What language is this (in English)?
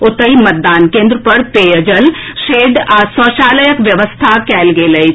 Maithili